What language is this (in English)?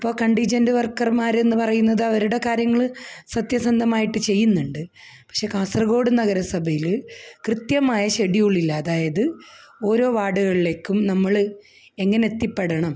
Malayalam